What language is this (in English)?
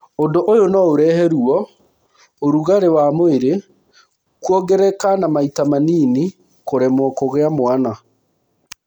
Kikuyu